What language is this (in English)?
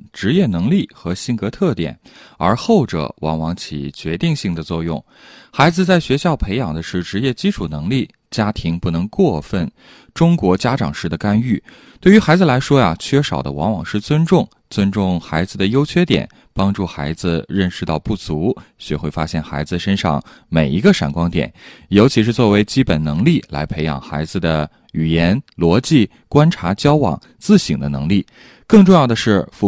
Chinese